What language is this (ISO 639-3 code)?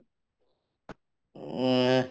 asm